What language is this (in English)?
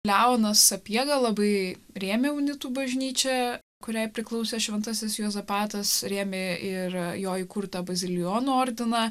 Lithuanian